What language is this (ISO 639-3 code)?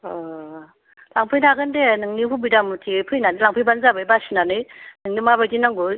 brx